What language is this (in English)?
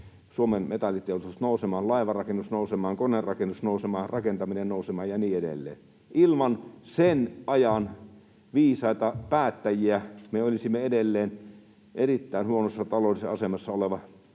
Finnish